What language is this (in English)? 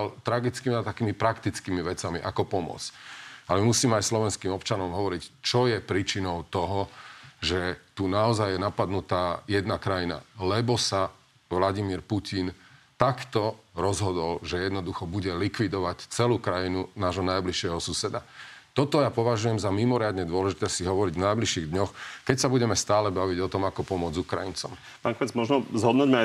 Slovak